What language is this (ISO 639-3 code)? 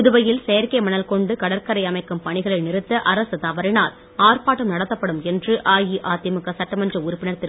tam